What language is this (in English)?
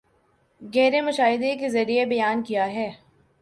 Urdu